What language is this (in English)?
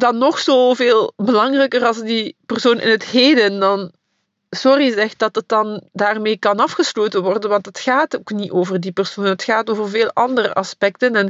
Dutch